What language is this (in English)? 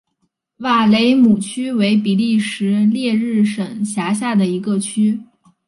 Chinese